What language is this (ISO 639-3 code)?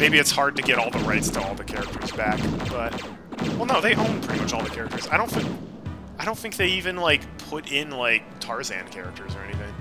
eng